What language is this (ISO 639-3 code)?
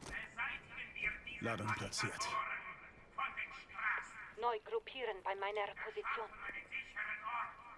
deu